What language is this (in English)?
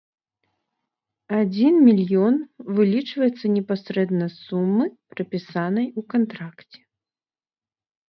Belarusian